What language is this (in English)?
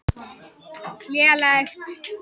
Icelandic